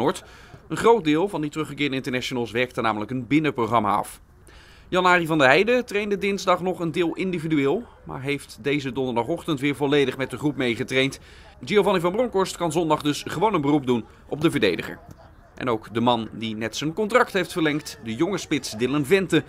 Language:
Dutch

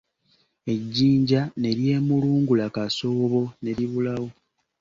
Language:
Ganda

